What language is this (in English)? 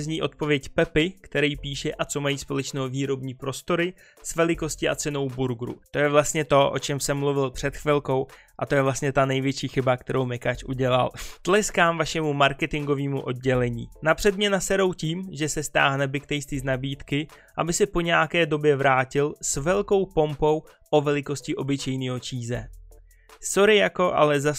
Czech